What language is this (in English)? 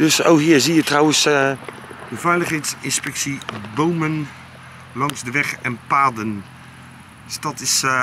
Dutch